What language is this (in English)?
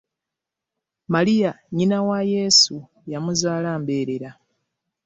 Ganda